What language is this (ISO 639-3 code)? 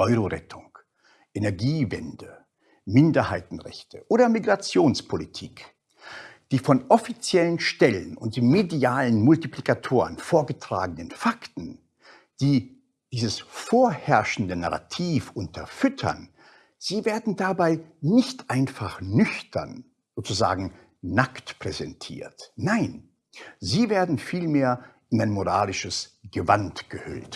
deu